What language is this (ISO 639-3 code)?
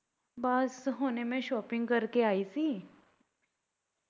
pan